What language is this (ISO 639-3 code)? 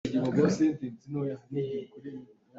cnh